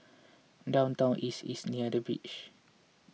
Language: English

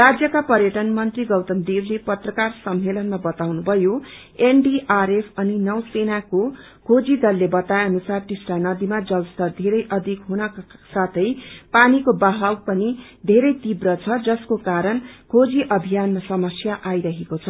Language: Nepali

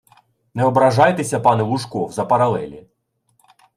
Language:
Ukrainian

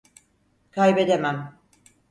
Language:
Turkish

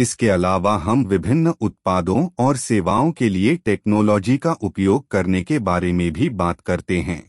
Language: Hindi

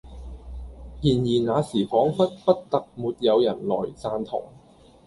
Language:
Cantonese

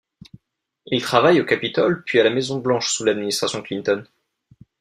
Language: French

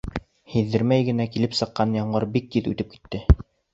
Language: Bashkir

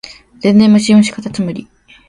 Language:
Japanese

